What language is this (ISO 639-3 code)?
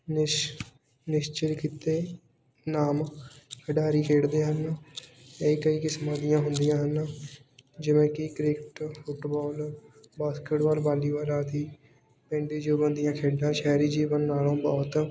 pan